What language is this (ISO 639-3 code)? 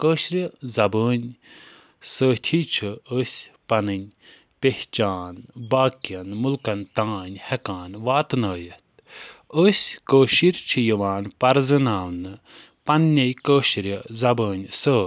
kas